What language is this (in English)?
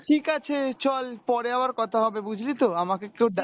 Bangla